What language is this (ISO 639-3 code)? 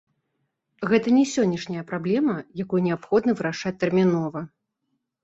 bel